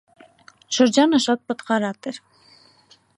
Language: Armenian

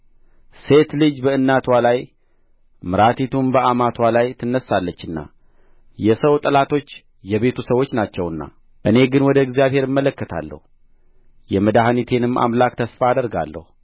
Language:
Amharic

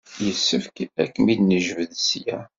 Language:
Kabyle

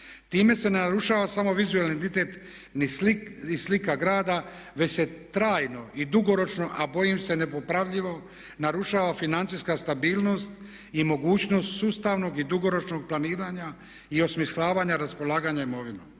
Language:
Croatian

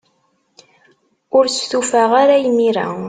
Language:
Kabyle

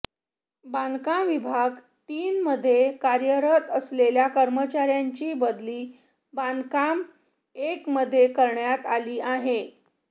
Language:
Marathi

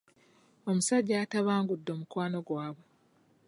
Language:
Ganda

